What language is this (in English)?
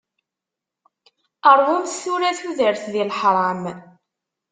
Kabyle